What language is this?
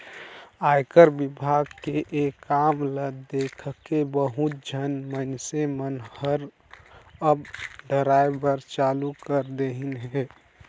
Chhattisgarhi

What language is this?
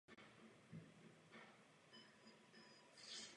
Czech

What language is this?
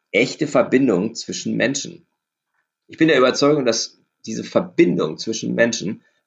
German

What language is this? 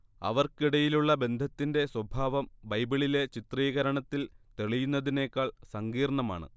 Malayalam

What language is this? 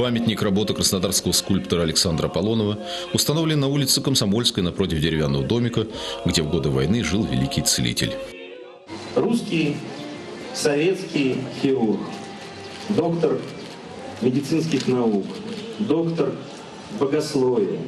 Russian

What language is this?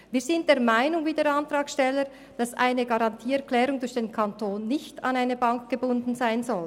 Swiss German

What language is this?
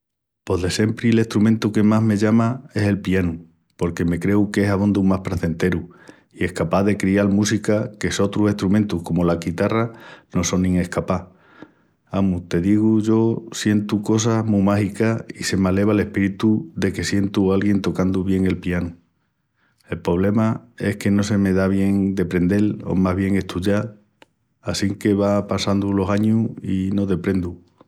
Extremaduran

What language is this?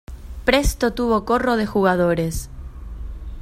Spanish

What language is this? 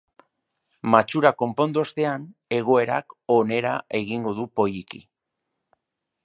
Basque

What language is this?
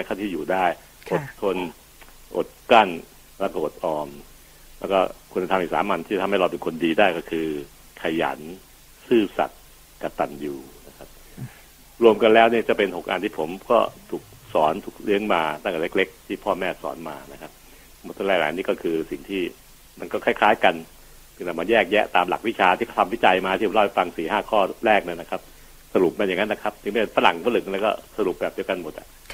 Thai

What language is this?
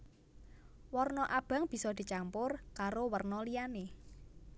Javanese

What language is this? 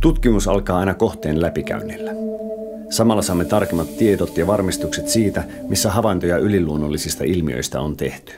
Finnish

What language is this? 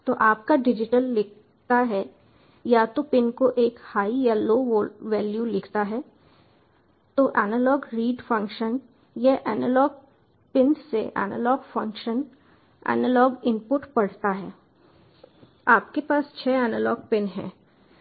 Hindi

